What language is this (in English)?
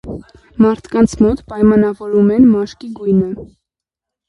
Armenian